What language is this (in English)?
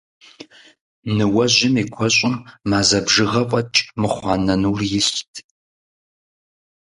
Kabardian